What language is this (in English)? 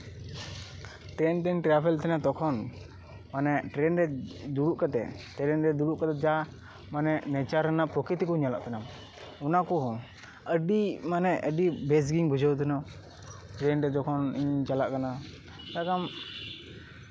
Santali